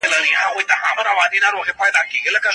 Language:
Pashto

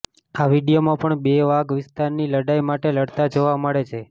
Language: Gujarati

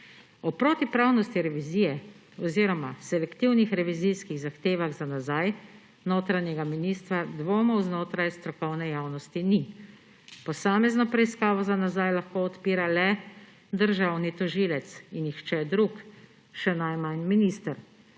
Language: Slovenian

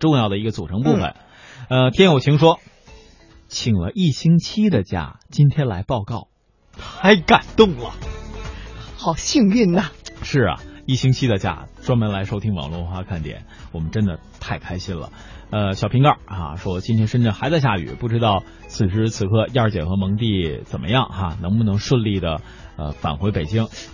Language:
Chinese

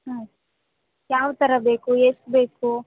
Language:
Kannada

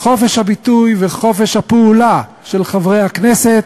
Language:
Hebrew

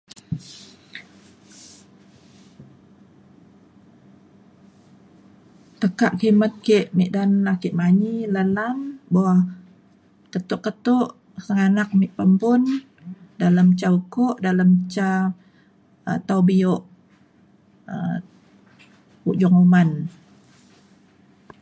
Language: Mainstream Kenyah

